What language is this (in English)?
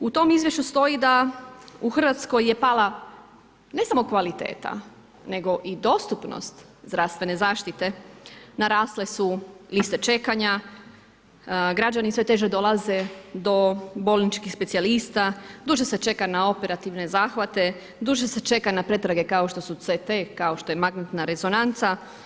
Croatian